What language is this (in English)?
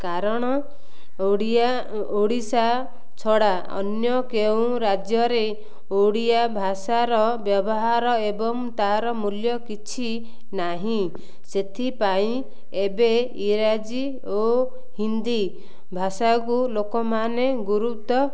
Odia